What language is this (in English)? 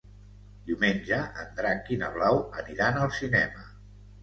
Catalan